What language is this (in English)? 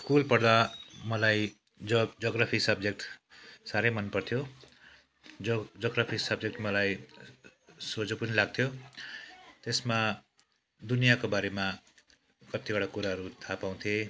Nepali